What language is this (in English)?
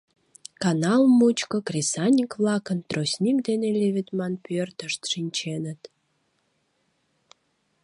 Mari